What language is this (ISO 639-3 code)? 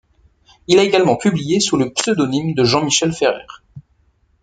fra